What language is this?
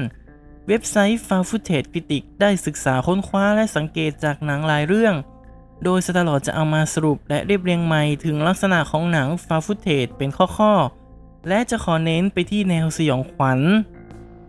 Thai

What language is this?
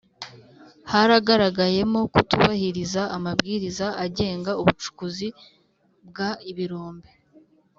Kinyarwanda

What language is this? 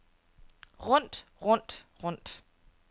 Danish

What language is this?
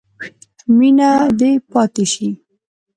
Pashto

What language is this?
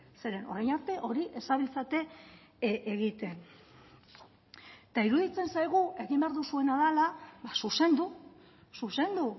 Basque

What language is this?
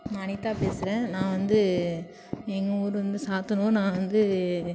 Tamil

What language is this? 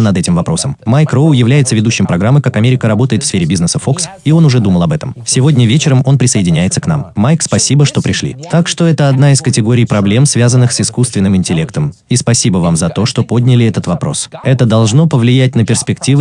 Russian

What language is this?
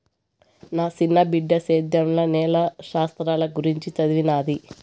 Telugu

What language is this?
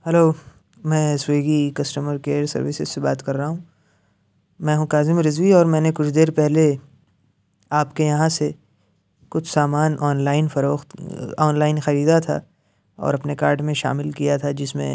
Urdu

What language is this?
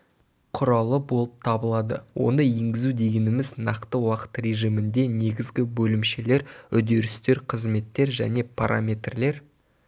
Kazakh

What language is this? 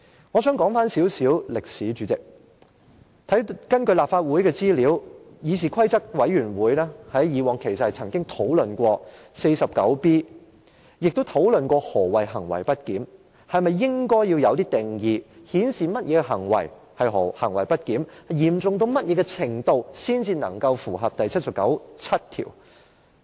Cantonese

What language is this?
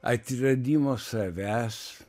Lithuanian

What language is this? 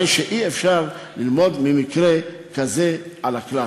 Hebrew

